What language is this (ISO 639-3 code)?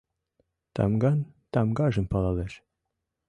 chm